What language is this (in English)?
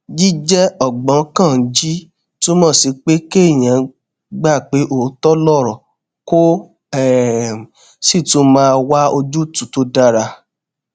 Yoruba